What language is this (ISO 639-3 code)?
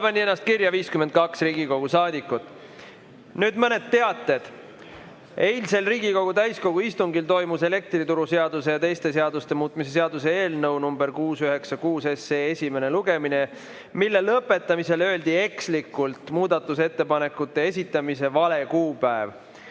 est